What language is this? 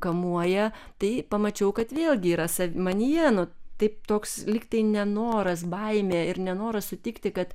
Lithuanian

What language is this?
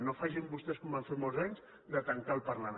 Catalan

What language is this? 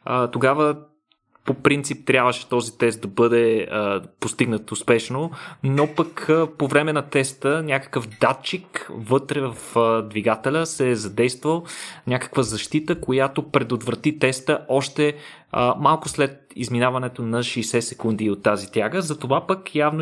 Bulgarian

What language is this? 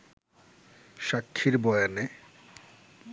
Bangla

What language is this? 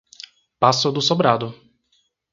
Portuguese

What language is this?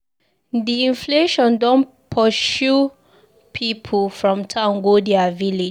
Nigerian Pidgin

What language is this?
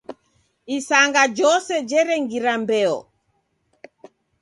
Taita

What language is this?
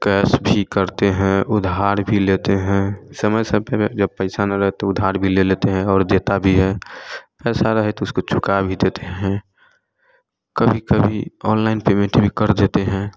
Hindi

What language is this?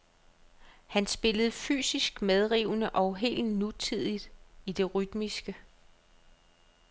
Danish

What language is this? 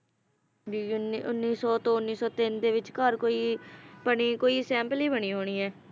Punjabi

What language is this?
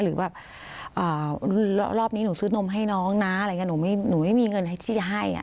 Thai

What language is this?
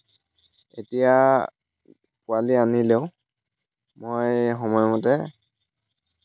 Assamese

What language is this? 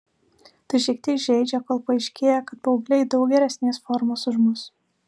Lithuanian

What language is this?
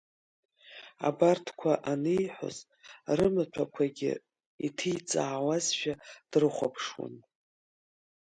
Abkhazian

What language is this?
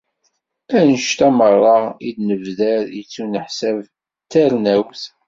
Kabyle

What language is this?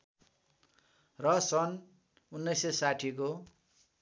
Nepali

